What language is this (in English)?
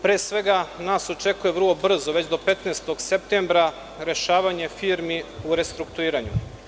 Serbian